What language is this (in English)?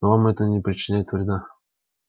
Russian